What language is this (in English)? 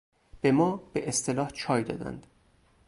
Persian